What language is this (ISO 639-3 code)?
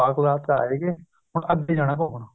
pan